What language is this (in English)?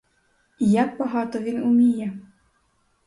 Ukrainian